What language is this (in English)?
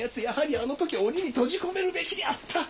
Japanese